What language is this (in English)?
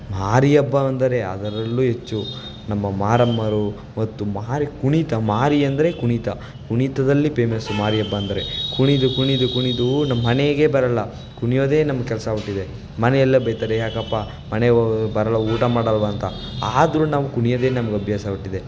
Kannada